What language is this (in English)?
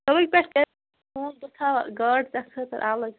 Kashmiri